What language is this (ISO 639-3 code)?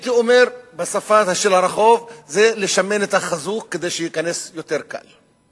heb